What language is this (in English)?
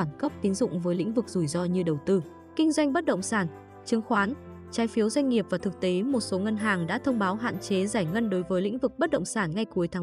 Vietnamese